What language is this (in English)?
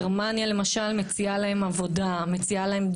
Hebrew